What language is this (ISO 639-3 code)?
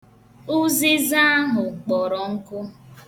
ibo